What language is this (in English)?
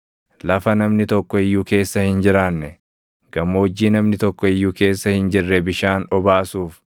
Oromo